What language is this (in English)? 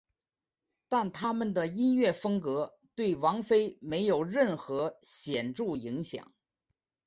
Chinese